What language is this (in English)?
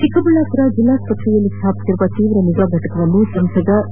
Kannada